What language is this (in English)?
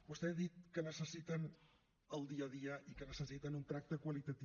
Catalan